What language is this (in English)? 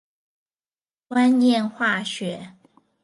Chinese